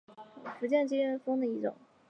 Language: Chinese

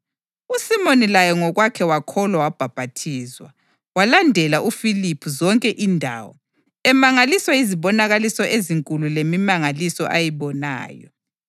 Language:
North Ndebele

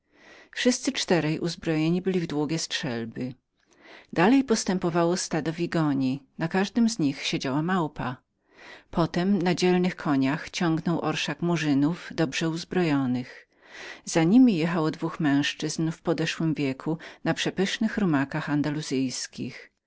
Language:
Polish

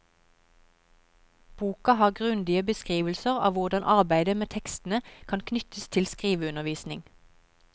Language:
Norwegian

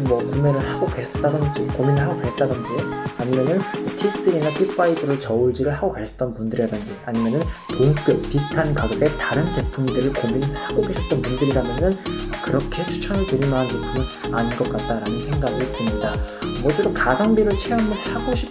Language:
Korean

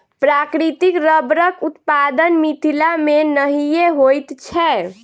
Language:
Maithili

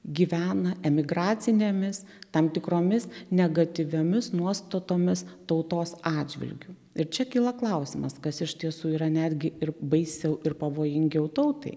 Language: Lithuanian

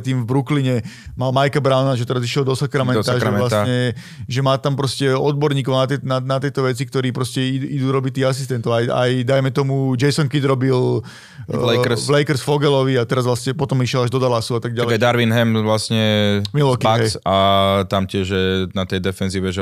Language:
Slovak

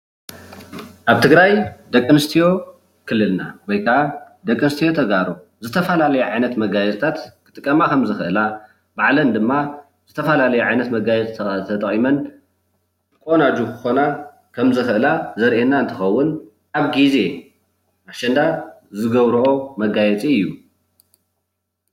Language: Tigrinya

